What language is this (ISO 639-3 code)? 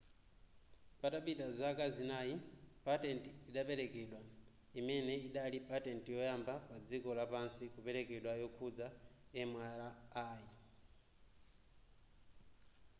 nya